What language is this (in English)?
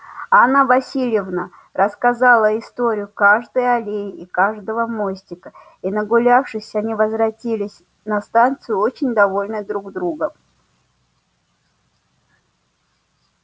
Russian